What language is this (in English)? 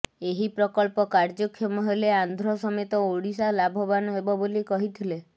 Odia